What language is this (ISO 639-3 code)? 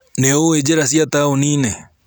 kik